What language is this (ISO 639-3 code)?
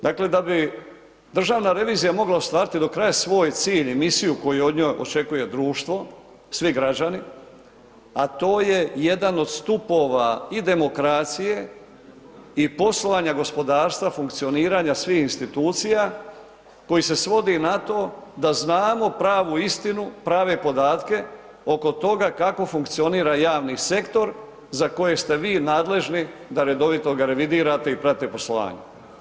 hrv